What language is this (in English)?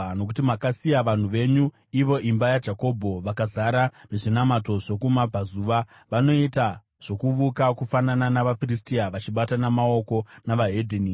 Shona